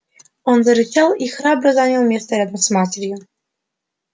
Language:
Russian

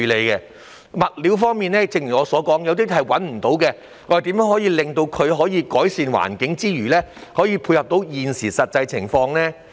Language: Cantonese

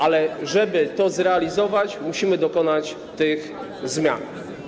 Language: Polish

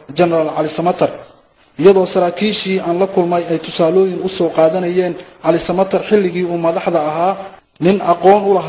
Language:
Arabic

